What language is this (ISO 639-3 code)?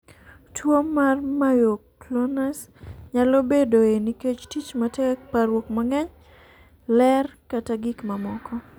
luo